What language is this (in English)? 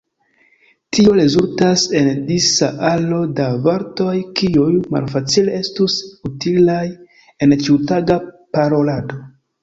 Esperanto